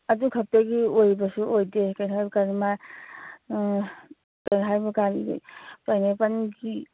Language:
Manipuri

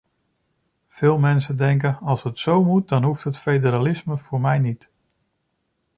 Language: Dutch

